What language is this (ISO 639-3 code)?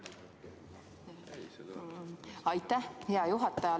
est